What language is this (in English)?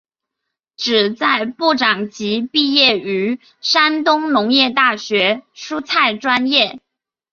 Chinese